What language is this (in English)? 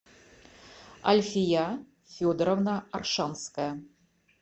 Russian